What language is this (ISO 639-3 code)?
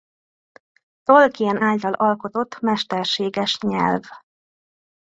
hun